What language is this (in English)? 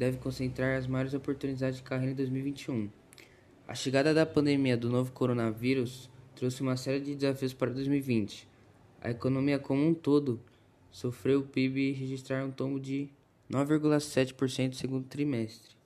Portuguese